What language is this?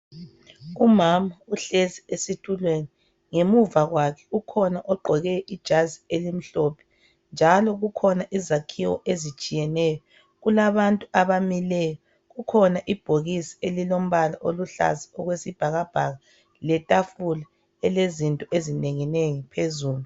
North Ndebele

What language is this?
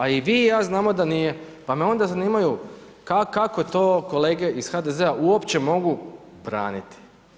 Croatian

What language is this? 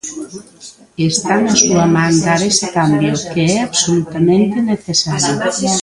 Galician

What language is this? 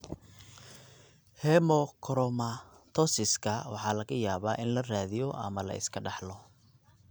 Somali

